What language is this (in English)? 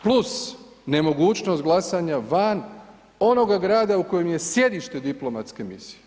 Croatian